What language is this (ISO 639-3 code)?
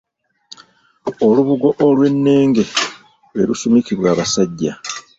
lug